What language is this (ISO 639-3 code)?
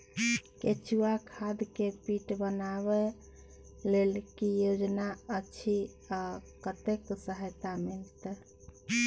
mai